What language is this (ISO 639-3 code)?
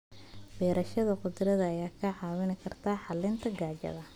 som